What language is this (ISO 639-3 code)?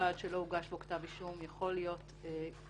heb